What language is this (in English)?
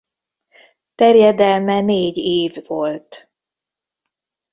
Hungarian